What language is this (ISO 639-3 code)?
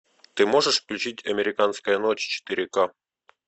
rus